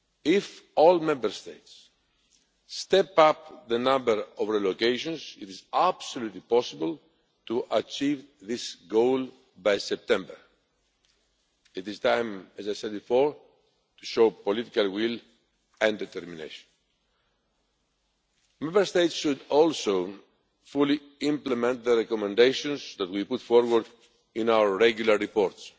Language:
English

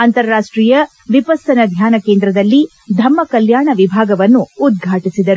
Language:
Kannada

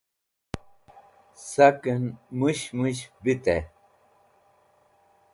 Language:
Wakhi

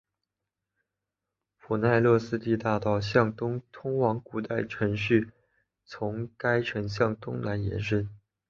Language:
Chinese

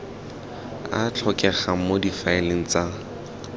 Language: Tswana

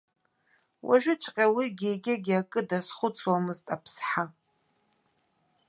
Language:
Abkhazian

